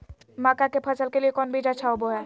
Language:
Magahi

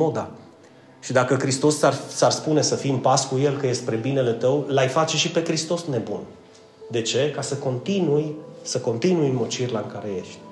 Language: Romanian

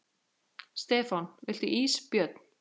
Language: Icelandic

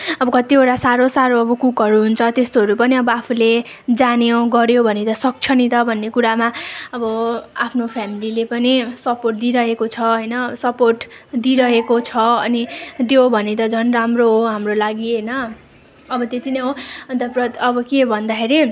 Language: Nepali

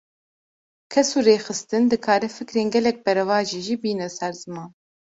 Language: Kurdish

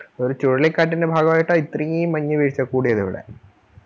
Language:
Malayalam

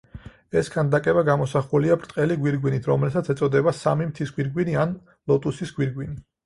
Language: Georgian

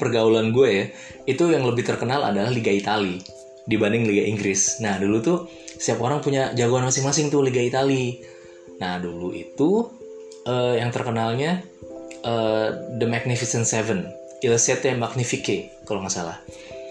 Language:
Indonesian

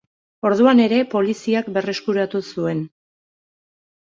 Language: Basque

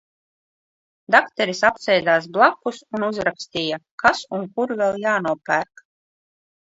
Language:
Latvian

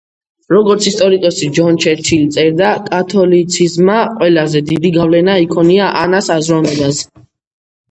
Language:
Georgian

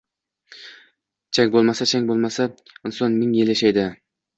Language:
Uzbek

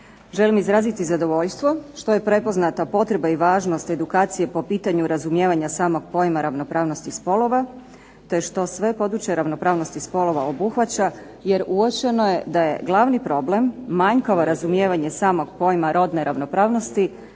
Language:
Croatian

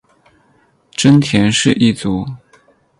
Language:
Chinese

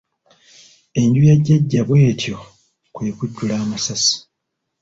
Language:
Ganda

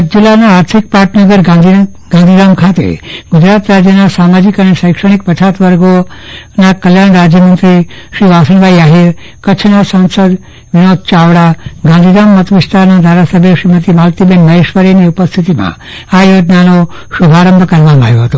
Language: Gujarati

